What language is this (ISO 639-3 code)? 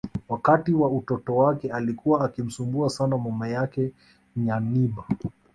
swa